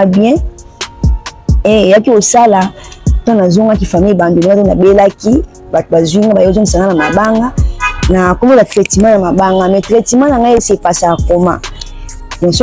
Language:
French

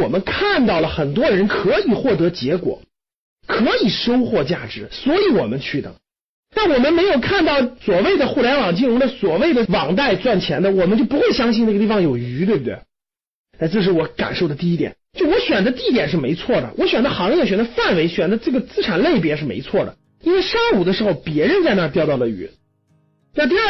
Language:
Chinese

